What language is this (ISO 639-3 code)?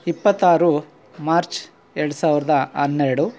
kan